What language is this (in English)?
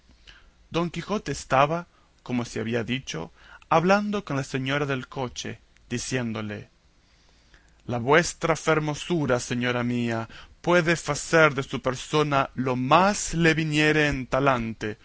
Spanish